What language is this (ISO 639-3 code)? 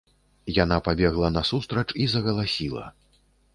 bel